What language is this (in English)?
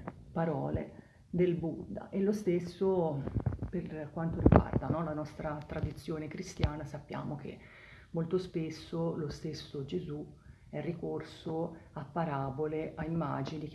Italian